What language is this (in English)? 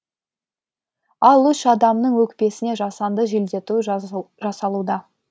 Kazakh